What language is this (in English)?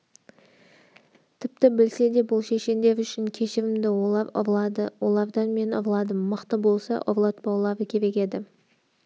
Kazakh